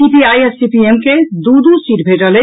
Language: Maithili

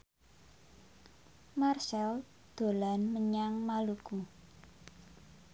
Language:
Javanese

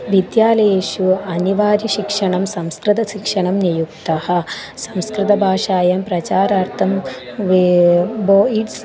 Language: Sanskrit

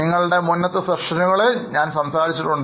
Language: Malayalam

